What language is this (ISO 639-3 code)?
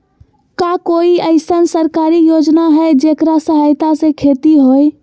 mag